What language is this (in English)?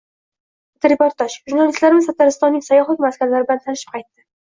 Uzbek